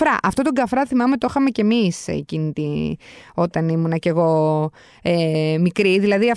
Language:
Greek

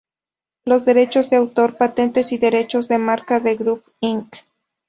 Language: Spanish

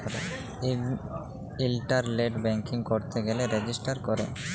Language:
Bangla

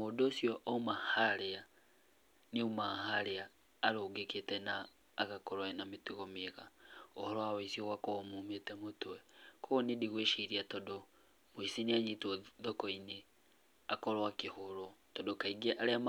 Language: Kikuyu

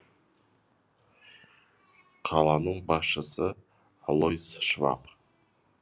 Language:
Kazakh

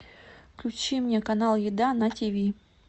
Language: Russian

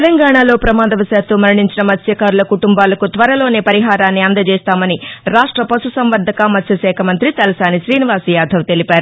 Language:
Telugu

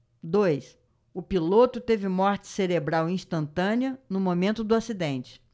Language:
Portuguese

